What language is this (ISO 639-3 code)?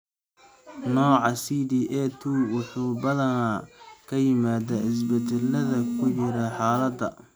som